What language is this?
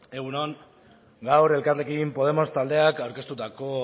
Basque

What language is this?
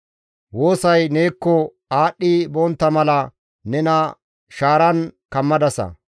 Gamo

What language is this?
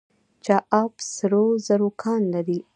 Pashto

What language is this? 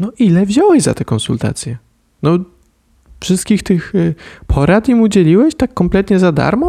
Polish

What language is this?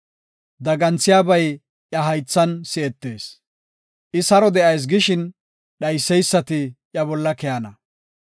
Gofa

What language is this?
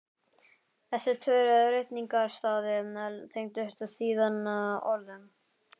Icelandic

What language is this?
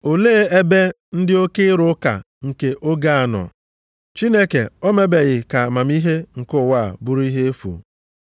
Igbo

